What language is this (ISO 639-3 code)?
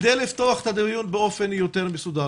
heb